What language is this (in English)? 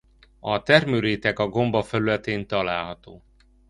Hungarian